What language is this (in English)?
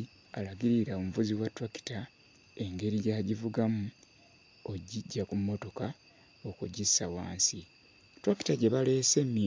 Ganda